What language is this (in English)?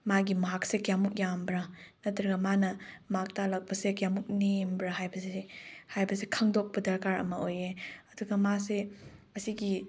Manipuri